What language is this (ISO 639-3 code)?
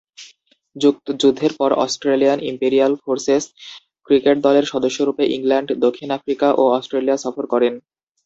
ben